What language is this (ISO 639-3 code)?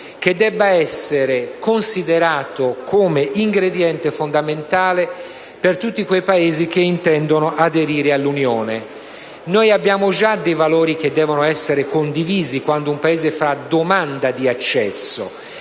ita